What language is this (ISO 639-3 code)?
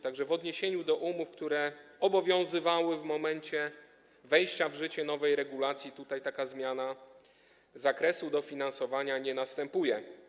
pol